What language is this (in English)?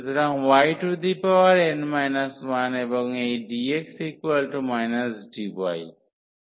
Bangla